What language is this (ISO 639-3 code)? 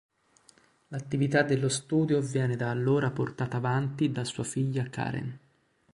ita